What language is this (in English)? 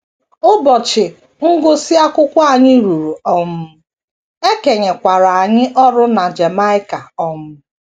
Igbo